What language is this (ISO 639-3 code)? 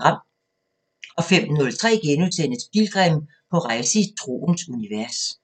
dan